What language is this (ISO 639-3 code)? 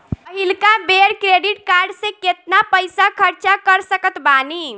bho